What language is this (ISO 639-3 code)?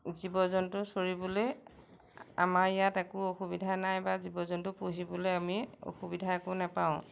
asm